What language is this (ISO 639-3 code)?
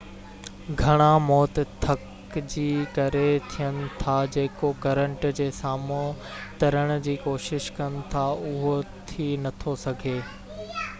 snd